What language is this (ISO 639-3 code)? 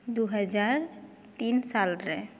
sat